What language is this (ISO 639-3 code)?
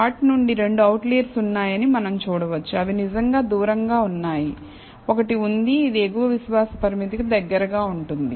tel